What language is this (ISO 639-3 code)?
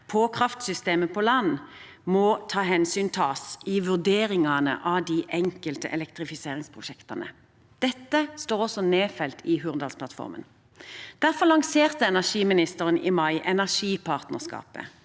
nor